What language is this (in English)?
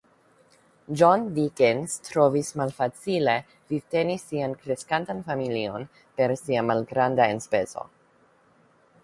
Esperanto